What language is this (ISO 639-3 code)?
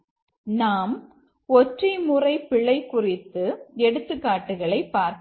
tam